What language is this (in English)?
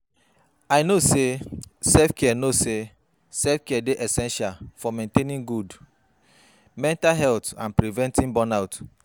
Nigerian Pidgin